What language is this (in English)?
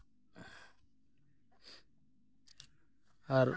Santali